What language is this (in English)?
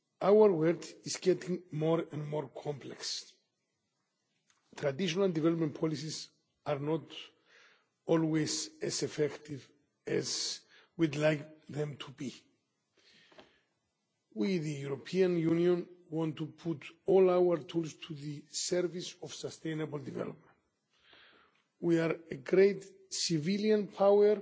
English